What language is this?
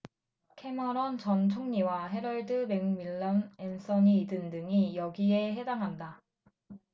Korean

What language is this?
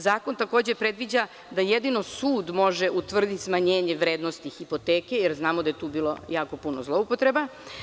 Serbian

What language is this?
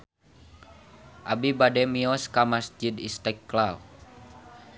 Sundanese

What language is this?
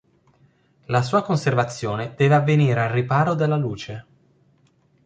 Italian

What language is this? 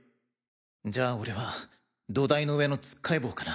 Japanese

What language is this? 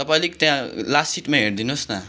Nepali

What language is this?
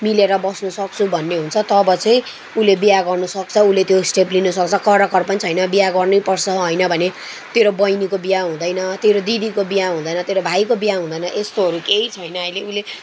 Nepali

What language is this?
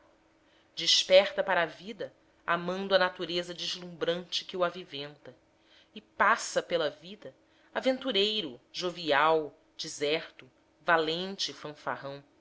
Portuguese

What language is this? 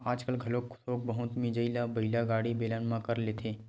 Chhattisgarhi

